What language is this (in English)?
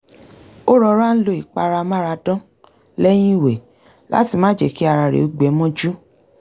Yoruba